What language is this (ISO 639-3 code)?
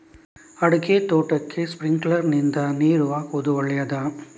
kan